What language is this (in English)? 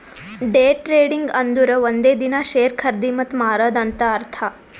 Kannada